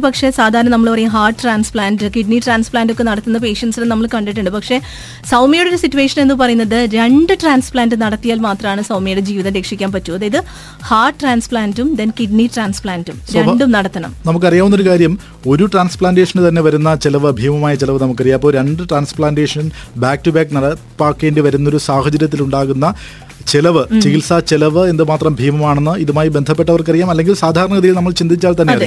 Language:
Malayalam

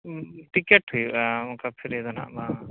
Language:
Santali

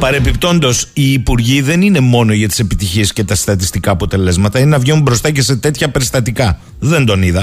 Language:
Greek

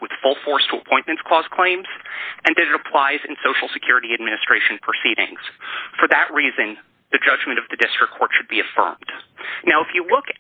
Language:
English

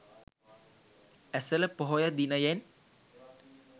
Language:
Sinhala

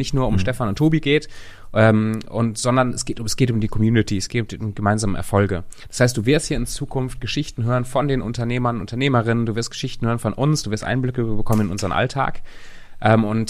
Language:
German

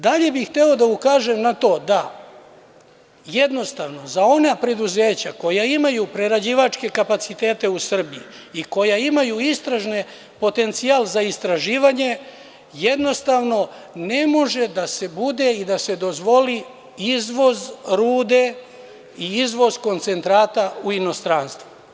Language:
Serbian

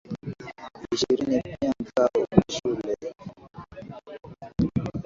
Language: Swahili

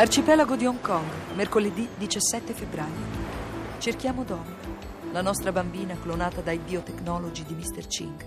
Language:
Italian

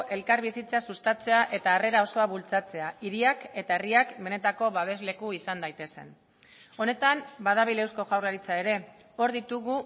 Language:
Basque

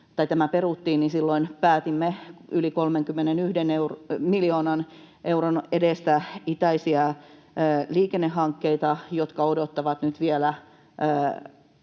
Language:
Finnish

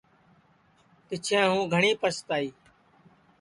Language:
Sansi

